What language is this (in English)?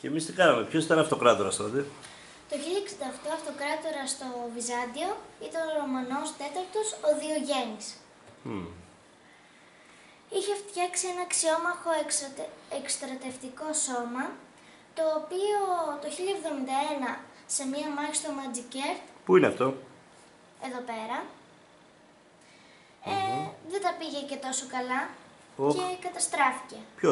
Greek